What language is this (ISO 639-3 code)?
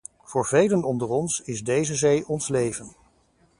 nld